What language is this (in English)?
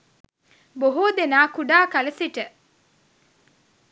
Sinhala